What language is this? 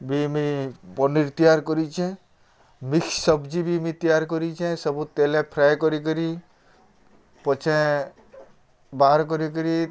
Odia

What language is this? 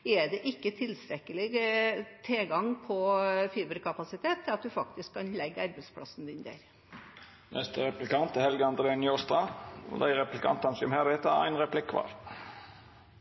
Norwegian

